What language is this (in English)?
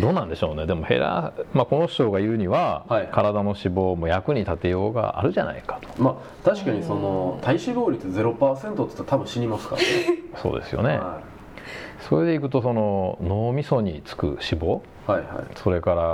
Japanese